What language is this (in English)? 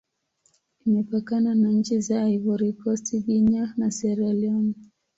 Swahili